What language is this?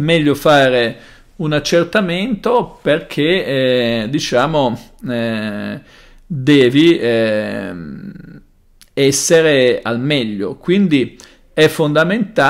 Italian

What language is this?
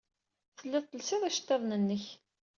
Kabyle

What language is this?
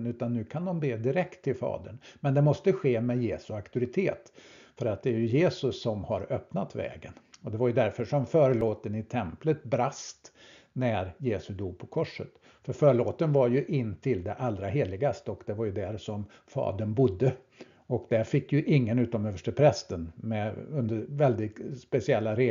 Swedish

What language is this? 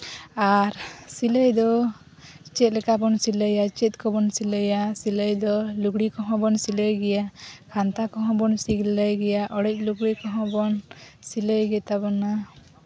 Santali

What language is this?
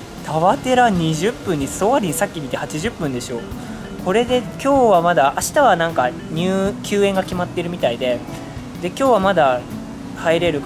Japanese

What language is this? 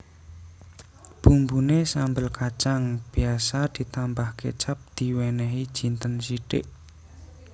Javanese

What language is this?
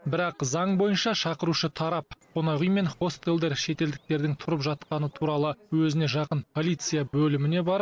Kazakh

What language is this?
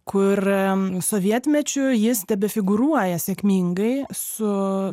Lithuanian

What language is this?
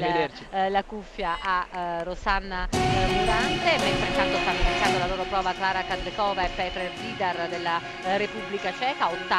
Italian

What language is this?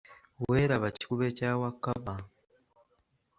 Ganda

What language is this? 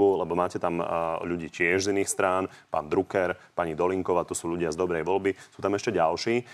Slovak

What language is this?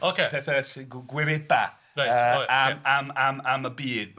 Welsh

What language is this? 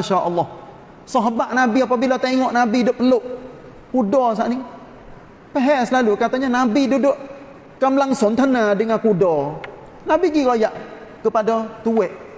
Malay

